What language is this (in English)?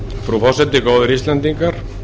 Icelandic